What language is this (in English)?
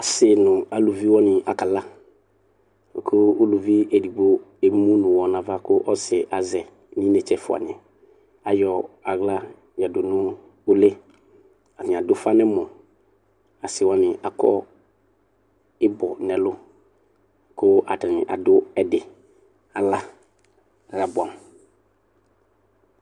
Ikposo